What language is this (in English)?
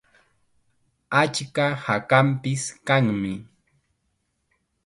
Chiquián Ancash Quechua